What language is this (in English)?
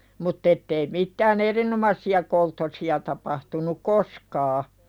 Finnish